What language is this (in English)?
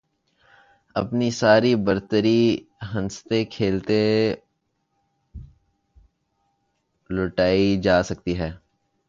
Urdu